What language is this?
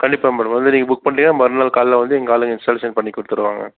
Tamil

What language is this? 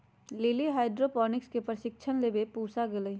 Magahi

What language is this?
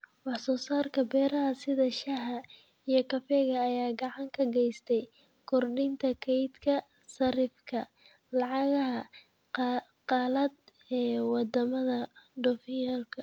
Somali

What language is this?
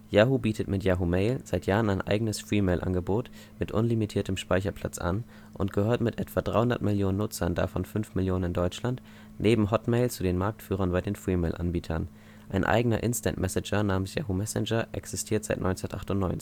German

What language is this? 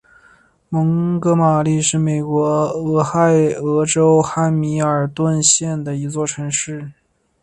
Chinese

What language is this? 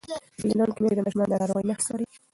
Pashto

